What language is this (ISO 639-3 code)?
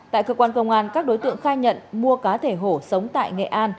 vie